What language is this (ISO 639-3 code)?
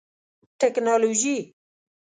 pus